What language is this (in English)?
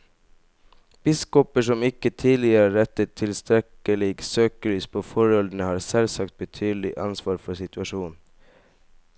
Norwegian